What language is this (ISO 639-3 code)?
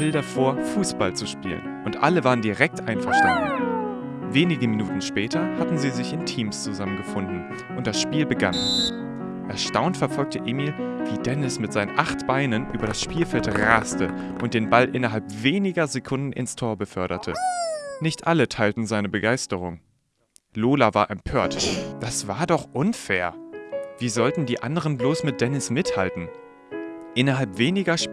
deu